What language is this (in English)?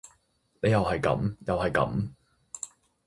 Cantonese